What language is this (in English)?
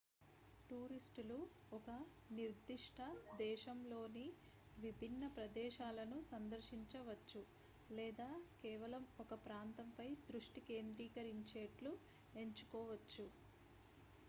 Telugu